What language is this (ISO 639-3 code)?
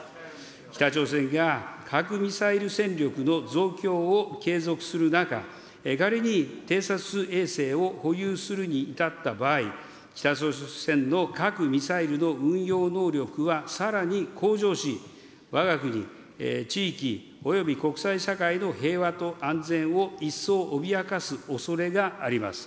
jpn